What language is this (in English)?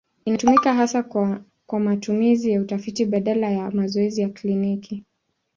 Swahili